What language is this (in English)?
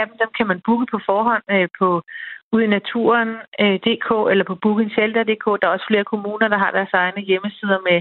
Danish